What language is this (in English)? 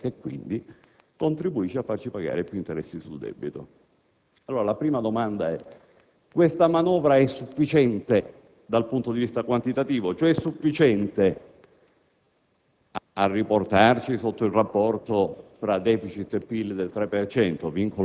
Italian